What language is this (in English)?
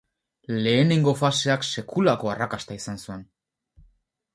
Basque